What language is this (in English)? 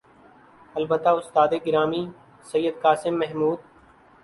Urdu